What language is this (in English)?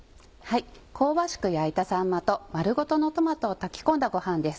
Japanese